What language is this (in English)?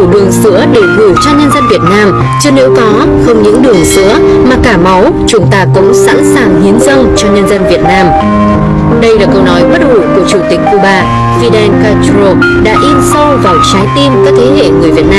Vietnamese